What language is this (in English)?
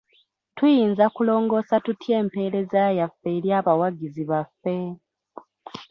Ganda